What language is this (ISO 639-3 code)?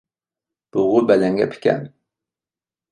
uig